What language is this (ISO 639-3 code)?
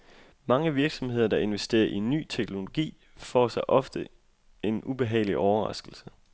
dan